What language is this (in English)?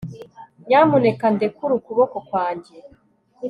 Kinyarwanda